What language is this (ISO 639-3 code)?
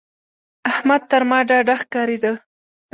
pus